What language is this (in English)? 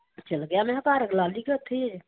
Punjabi